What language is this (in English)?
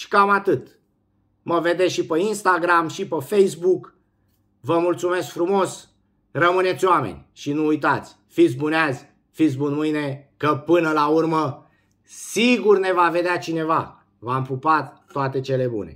Romanian